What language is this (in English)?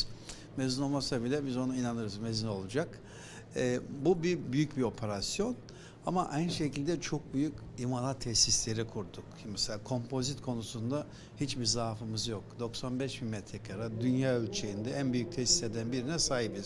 Turkish